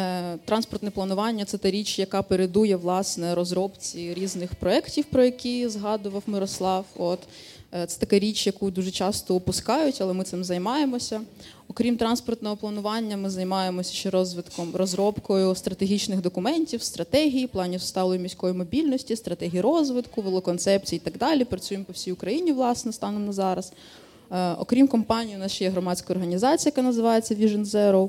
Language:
Ukrainian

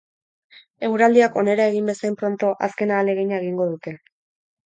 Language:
Basque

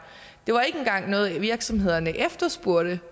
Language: Danish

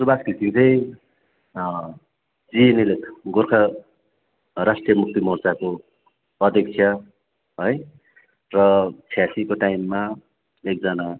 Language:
Nepali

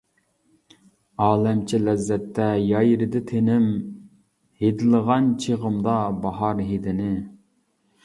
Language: Uyghur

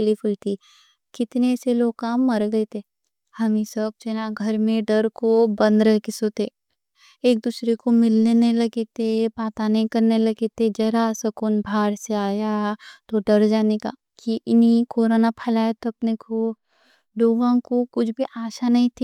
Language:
Deccan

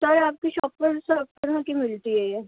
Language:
Urdu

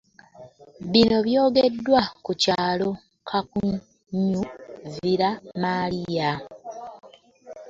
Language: Ganda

